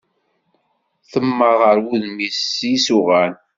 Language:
Kabyle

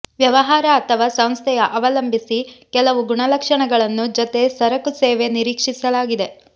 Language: Kannada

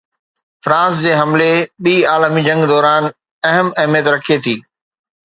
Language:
Sindhi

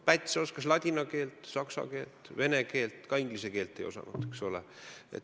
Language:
Estonian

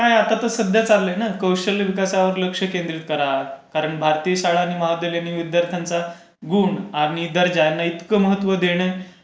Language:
Marathi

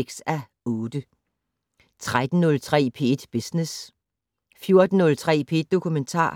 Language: Danish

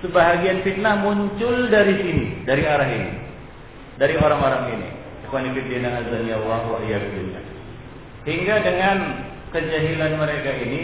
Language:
Malay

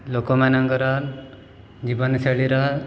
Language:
Odia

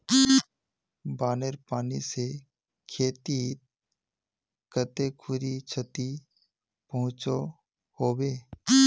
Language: Magahi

